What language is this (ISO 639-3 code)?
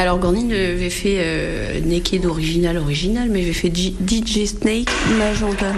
fra